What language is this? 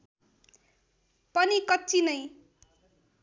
Nepali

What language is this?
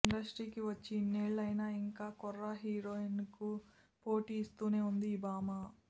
Telugu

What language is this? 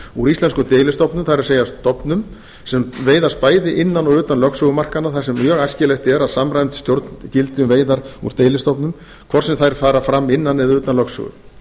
Icelandic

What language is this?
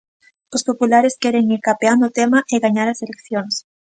Galician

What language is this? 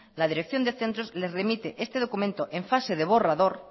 Spanish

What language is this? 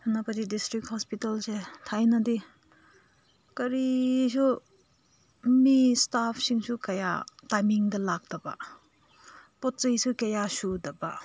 Manipuri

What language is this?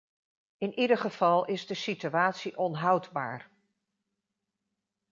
Dutch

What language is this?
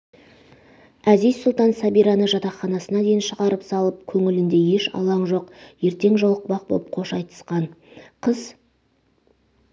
Kazakh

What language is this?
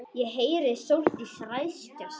Icelandic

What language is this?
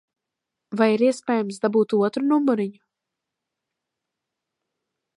Latvian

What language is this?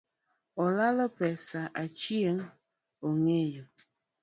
Luo (Kenya and Tanzania)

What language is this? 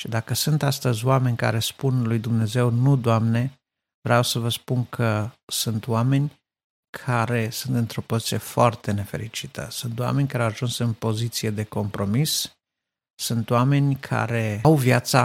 Romanian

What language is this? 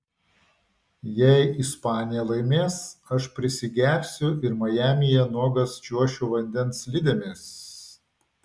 Lithuanian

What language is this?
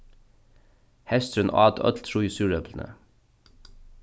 Faroese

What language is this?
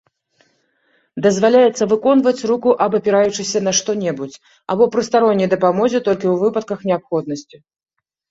Belarusian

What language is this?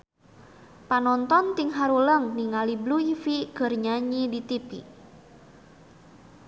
Sundanese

